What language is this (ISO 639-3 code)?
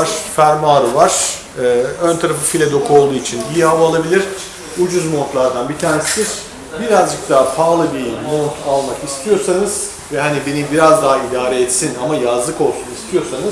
tur